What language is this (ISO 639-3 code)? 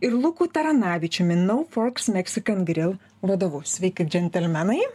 lit